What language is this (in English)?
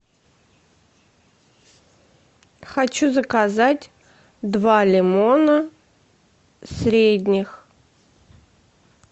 Russian